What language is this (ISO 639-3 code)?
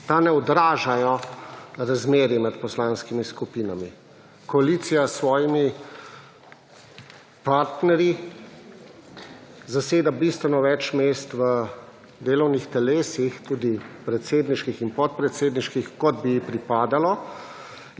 slv